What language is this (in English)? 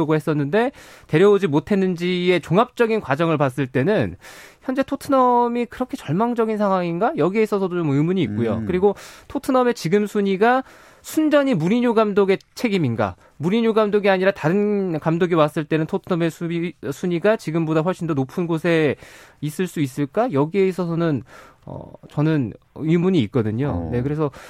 Korean